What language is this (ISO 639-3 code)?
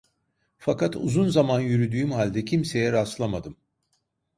tur